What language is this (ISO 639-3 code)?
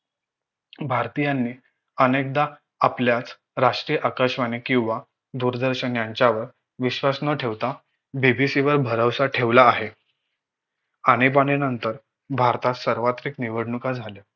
mar